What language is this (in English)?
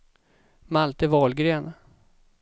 Swedish